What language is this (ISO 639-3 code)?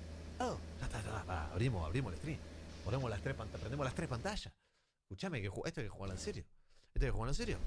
spa